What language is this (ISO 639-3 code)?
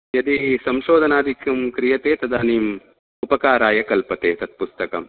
san